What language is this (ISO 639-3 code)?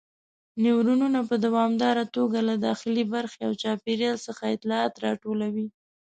pus